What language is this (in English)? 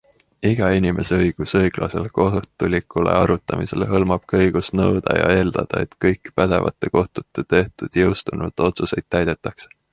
Estonian